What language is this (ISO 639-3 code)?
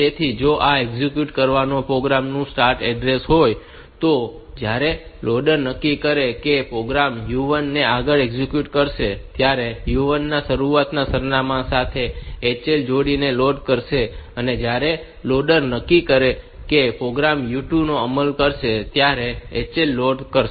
guj